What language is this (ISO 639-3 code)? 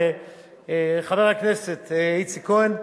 heb